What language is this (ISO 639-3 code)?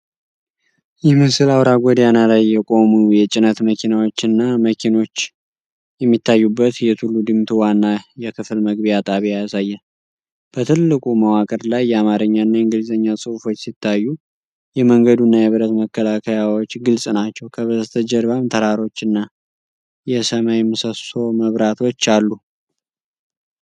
amh